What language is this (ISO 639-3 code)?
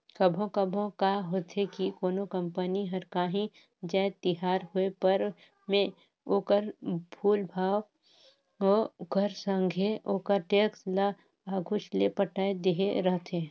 hne